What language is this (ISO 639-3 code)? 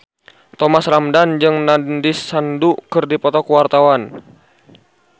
sun